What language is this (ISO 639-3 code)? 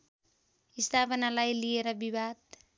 nep